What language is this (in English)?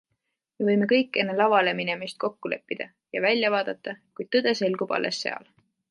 Estonian